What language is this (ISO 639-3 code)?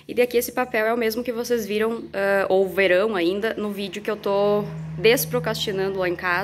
por